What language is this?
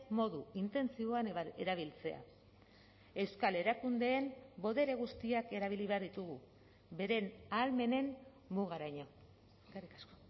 Basque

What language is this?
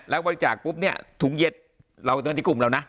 Thai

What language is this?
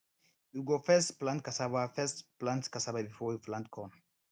Nigerian Pidgin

